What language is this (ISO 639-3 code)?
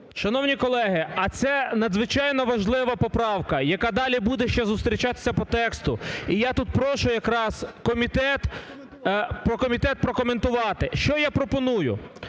ukr